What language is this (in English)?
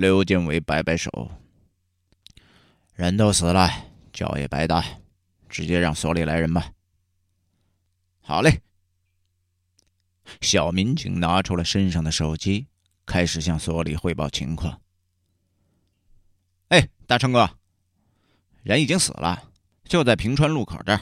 Chinese